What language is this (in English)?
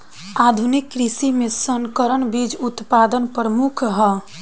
Bhojpuri